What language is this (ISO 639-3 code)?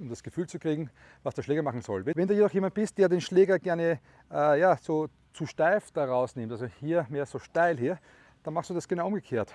deu